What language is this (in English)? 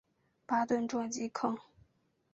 Chinese